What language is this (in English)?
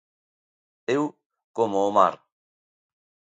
Galician